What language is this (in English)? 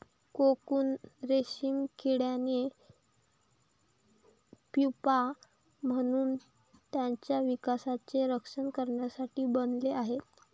Marathi